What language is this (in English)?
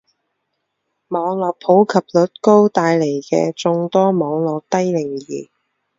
Chinese